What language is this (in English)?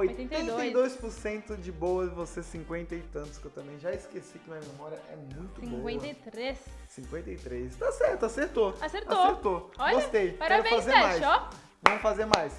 Portuguese